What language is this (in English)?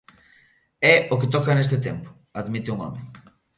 Galician